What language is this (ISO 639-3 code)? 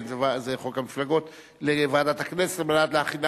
heb